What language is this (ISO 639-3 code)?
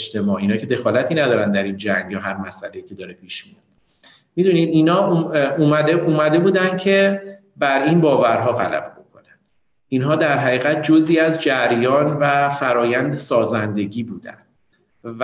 fas